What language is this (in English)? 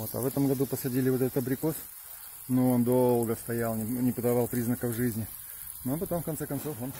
Russian